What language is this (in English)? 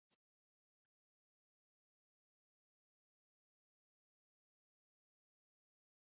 Western Frisian